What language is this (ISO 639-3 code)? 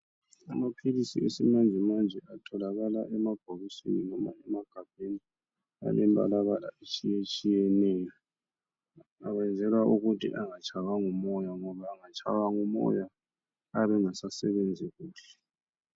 nde